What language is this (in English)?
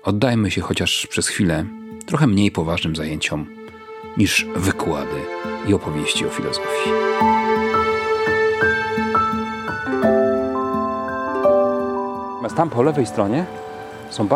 Polish